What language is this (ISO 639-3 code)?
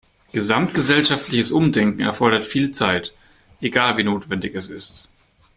deu